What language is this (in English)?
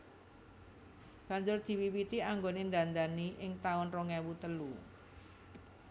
Javanese